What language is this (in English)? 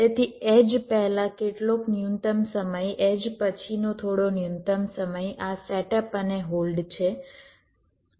Gujarati